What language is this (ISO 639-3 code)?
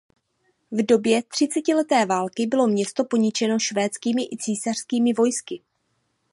ces